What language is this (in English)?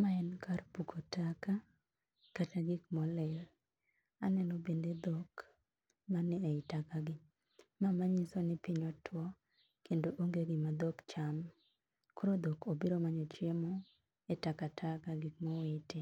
Luo (Kenya and Tanzania)